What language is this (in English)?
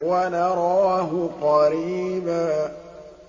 Arabic